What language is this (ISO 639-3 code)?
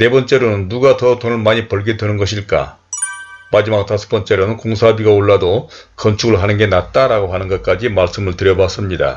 kor